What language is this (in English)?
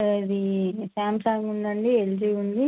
Telugu